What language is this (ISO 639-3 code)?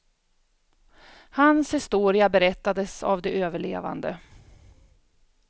swe